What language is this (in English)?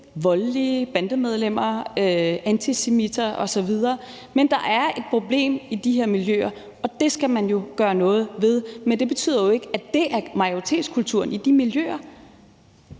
Danish